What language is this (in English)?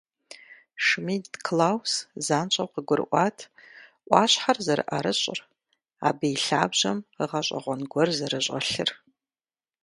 Kabardian